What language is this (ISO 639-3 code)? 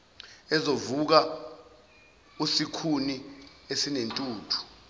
zul